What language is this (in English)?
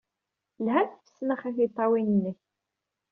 Kabyle